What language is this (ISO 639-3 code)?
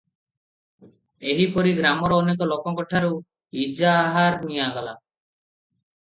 ori